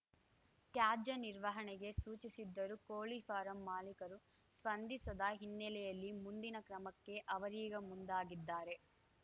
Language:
Kannada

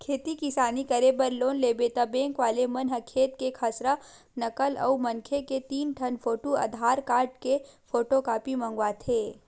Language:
Chhattisgarhi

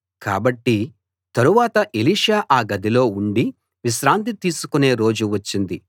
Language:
Telugu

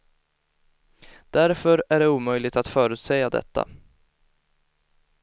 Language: Swedish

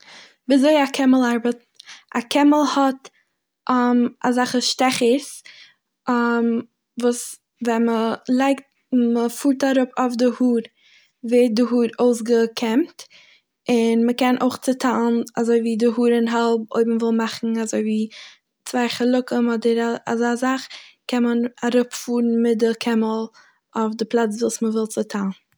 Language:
Yiddish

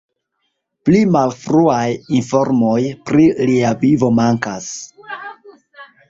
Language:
Esperanto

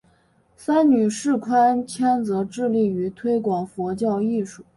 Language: Chinese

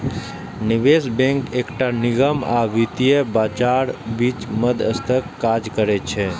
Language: Maithili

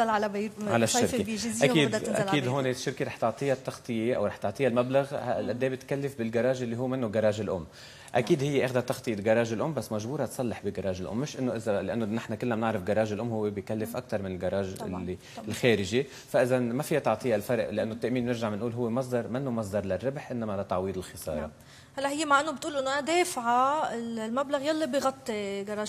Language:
Arabic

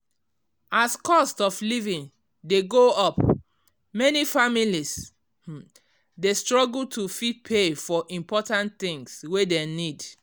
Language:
Nigerian Pidgin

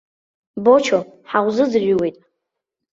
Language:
Abkhazian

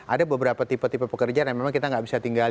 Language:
Indonesian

